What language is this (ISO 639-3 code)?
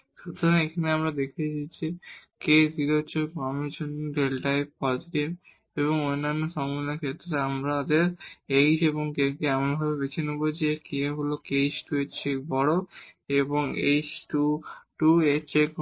ben